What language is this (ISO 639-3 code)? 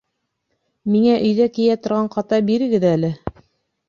bak